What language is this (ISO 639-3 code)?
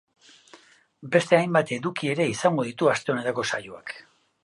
eus